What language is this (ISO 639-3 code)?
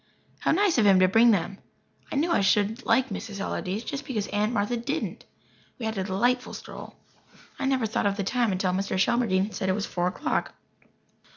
eng